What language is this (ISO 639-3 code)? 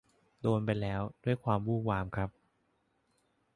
tha